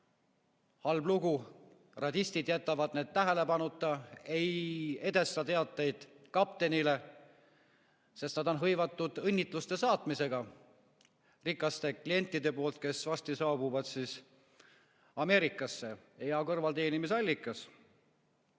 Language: Estonian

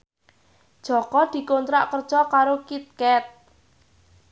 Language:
Javanese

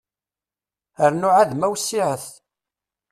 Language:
Kabyle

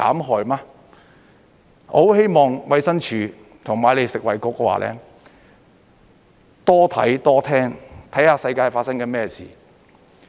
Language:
Cantonese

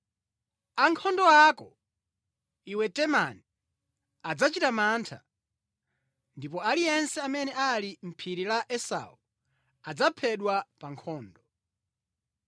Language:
Nyanja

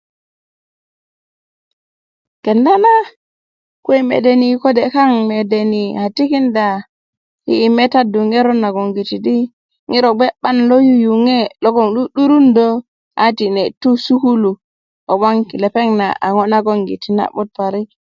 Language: Kuku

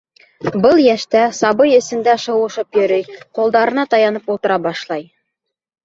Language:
Bashkir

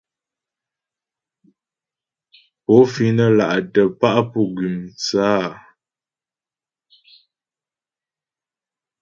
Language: Ghomala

